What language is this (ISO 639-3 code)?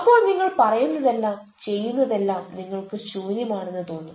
mal